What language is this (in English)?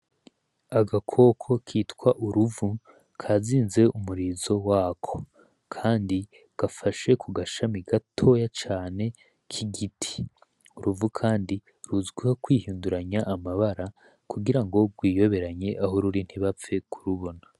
Rundi